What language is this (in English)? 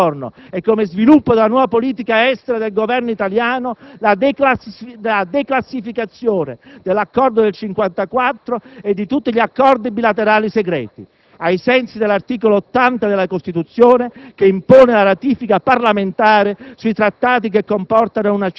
Italian